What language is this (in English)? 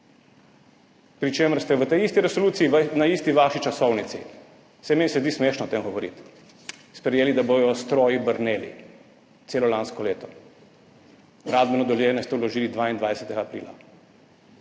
Slovenian